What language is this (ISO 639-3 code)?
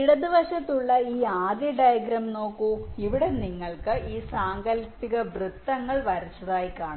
mal